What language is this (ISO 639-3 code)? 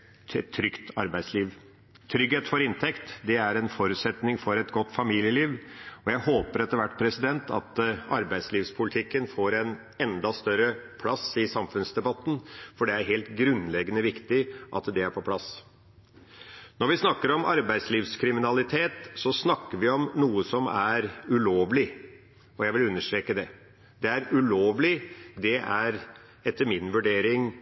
nob